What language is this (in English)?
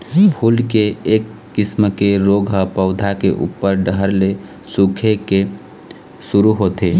Chhattisgarhi